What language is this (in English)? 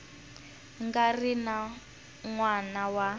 Tsonga